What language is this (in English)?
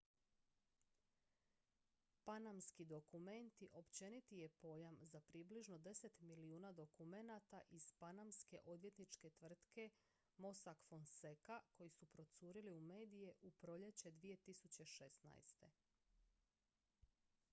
Croatian